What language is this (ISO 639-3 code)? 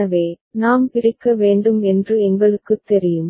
tam